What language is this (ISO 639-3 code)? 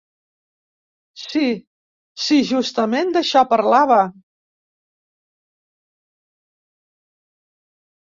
cat